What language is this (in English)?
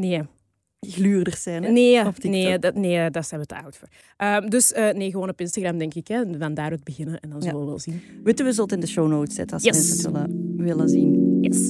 Dutch